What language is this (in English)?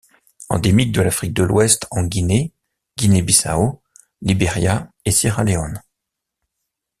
French